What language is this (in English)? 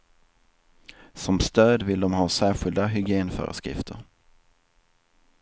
Swedish